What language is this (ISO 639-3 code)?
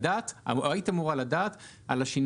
heb